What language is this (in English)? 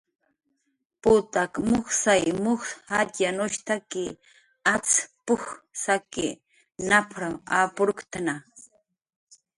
Jaqaru